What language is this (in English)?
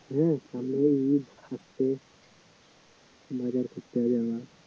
Bangla